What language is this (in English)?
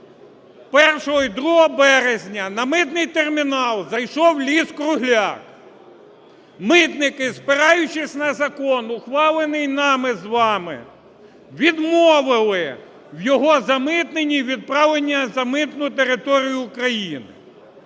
Ukrainian